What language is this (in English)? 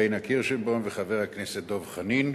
Hebrew